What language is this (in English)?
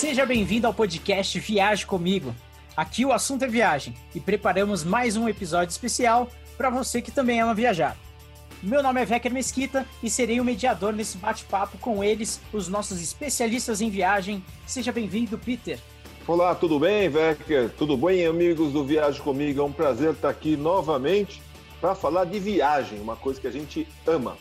Portuguese